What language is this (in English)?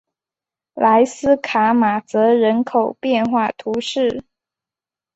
Chinese